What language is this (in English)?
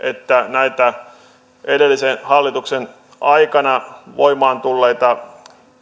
Finnish